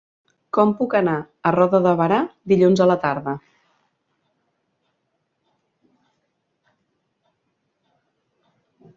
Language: Catalan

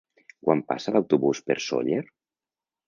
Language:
Catalan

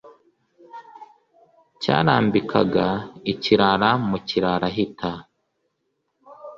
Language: Kinyarwanda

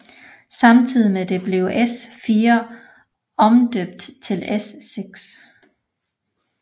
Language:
Danish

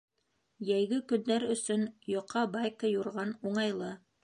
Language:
Bashkir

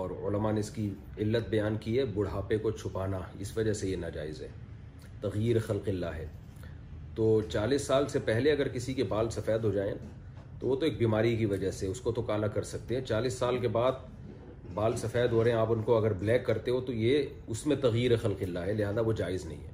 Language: Urdu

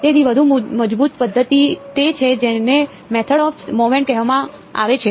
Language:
Gujarati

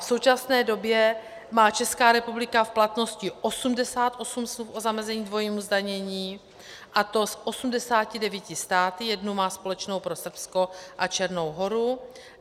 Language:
Czech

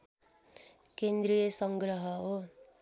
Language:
Nepali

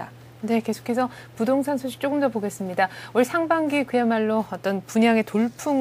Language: Korean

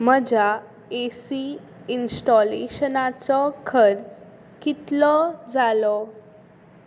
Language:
Konkani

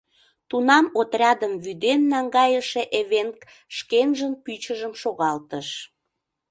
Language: Mari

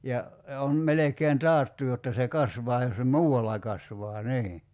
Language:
Finnish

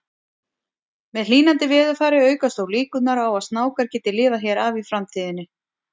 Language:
Icelandic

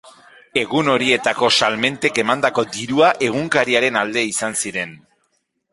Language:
Basque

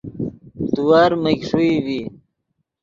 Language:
Yidgha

